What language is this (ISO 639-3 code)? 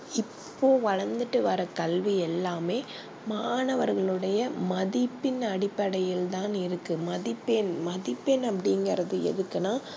tam